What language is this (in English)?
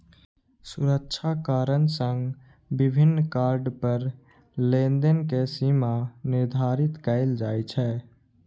Maithili